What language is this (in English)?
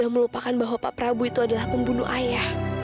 Indonesian